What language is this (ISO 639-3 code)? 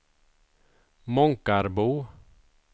swe